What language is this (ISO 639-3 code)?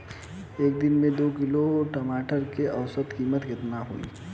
bho